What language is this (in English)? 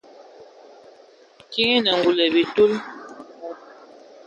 Ewondo